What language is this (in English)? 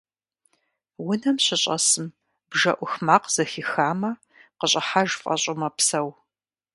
Kabardian